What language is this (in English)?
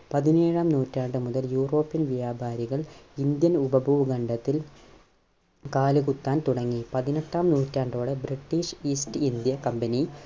Malayalam